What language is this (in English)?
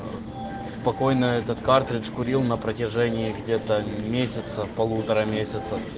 Russian